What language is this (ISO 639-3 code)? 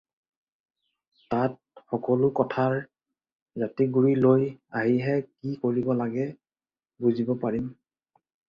asm